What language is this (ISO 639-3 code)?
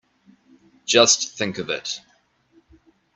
eng